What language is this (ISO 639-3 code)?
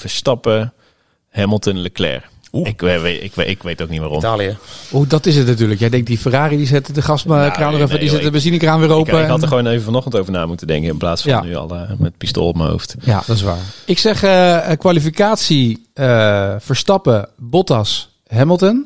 nld